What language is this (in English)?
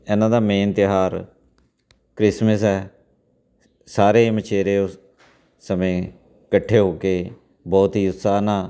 Punjabi